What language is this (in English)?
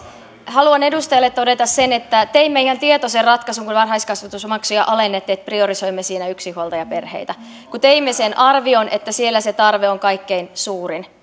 Finnish